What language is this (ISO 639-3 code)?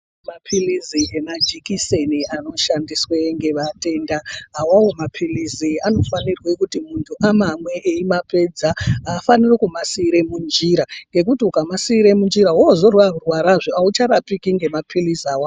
ndc